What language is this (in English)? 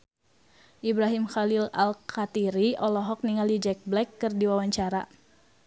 Sundanese